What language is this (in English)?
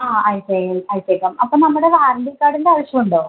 Malayalam